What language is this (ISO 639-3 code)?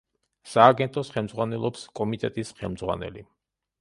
kat